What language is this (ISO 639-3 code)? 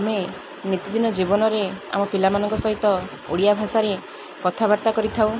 ori